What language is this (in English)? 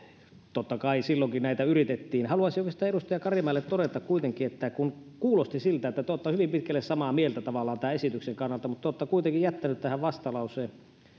Finnish